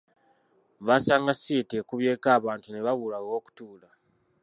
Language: Ganda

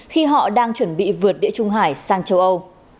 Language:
Vietnamese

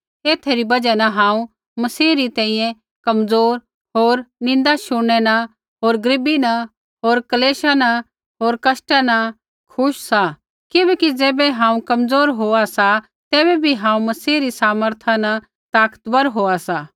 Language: Kullu Pahari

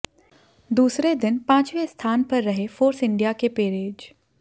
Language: Hindi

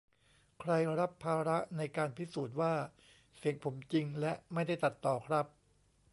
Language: Thai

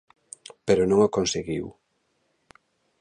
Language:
Galician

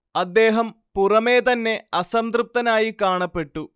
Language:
Malayalam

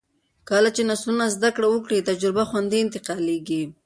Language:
Pashto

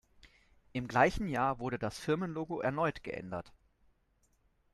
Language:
German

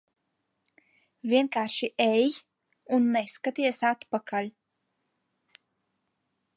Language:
Latvian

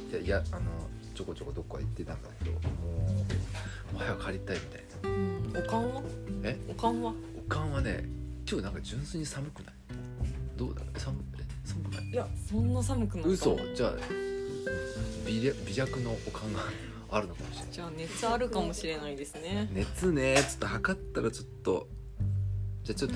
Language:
Japanese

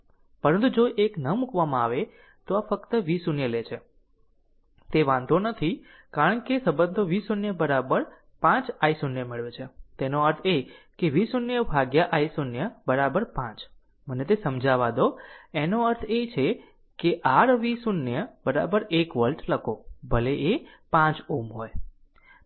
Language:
Gujarati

